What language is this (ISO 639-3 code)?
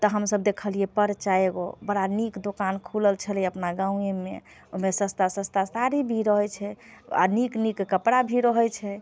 mai